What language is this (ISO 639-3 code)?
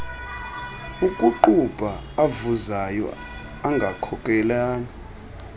xho